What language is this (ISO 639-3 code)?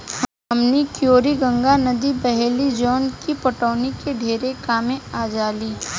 bho